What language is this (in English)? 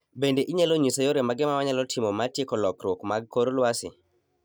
Luo (Kenya and Tanzania)